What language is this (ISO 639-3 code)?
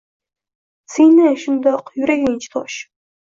uzb